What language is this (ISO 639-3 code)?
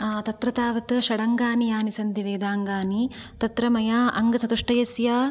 san